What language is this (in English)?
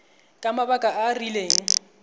Tswana